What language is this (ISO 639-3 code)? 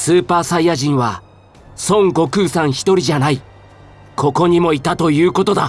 jpn